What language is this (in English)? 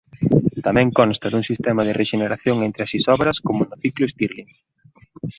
Galician